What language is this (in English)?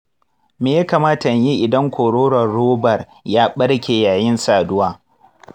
Hausa